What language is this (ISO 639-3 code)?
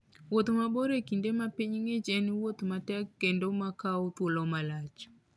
luo